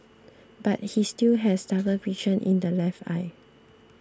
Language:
English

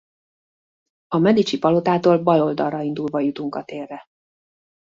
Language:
Hungarian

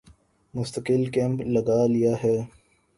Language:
Urdu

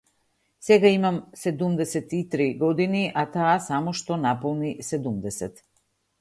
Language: Macedonian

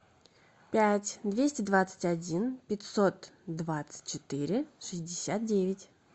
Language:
Russian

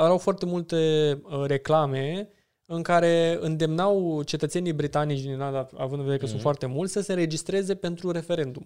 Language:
Romanian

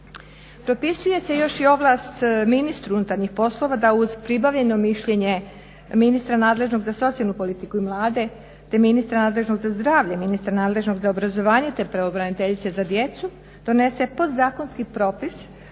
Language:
Croatian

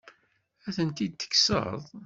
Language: Kabyle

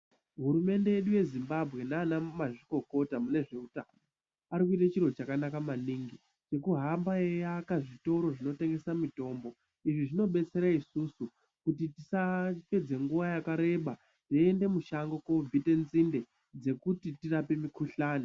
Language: Ndau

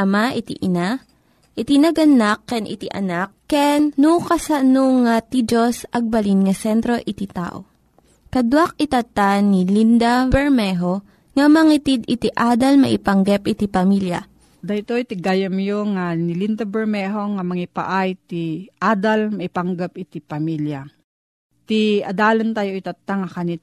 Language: Filipino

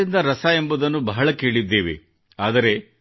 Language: Kannada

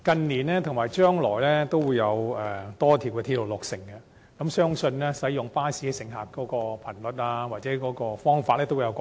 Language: Cantonese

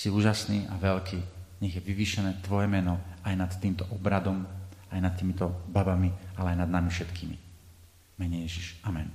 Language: Slovak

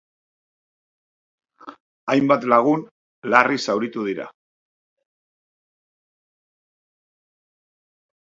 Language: Basque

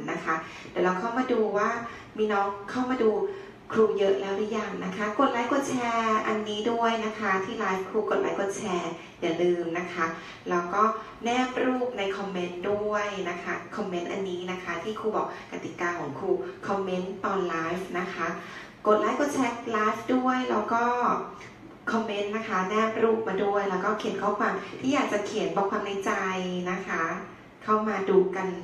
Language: Thai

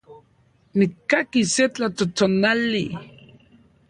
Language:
Central Puebla Nahuatl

